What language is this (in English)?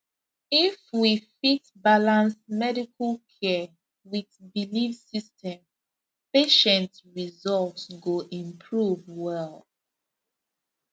Nigerian Pidgin